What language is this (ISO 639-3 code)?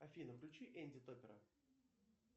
rus